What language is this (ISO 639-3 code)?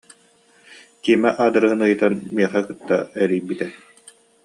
sah